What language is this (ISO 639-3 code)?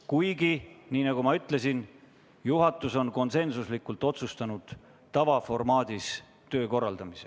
est